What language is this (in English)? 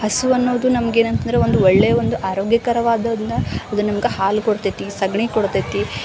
Kannada